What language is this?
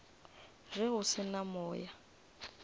Northern Sotho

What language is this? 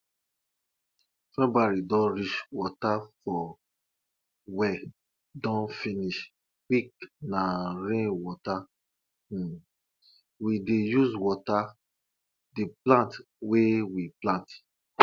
Nigerian Pidgin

